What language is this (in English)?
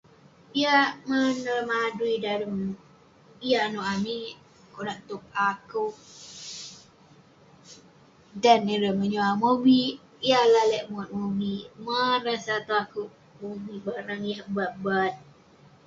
Western Penan